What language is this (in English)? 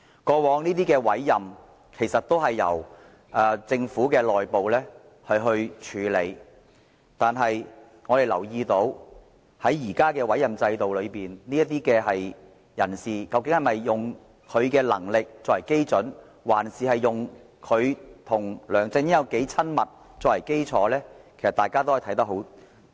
Cantonese